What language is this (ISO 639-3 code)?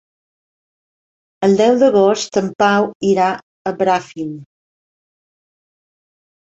cat